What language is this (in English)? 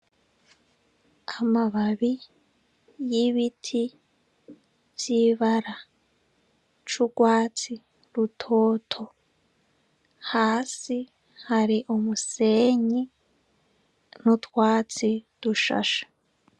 Rundi